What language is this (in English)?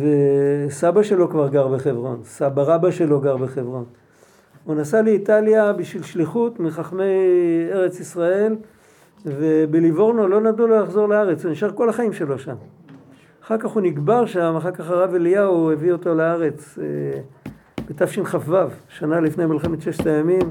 Hebrew